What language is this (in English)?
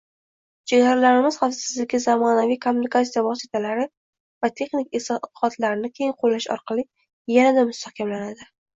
Uzbek